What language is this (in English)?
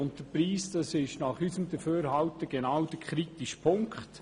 Swiss German